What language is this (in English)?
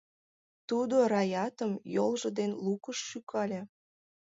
Mari